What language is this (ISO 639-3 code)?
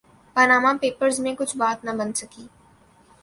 urd